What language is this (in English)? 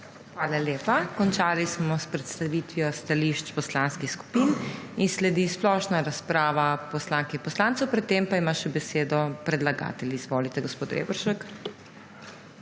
Slovenian